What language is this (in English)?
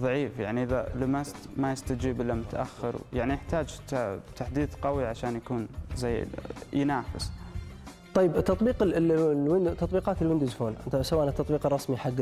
Arabic